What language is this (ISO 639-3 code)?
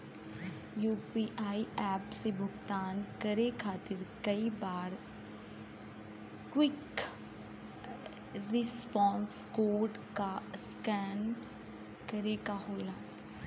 bho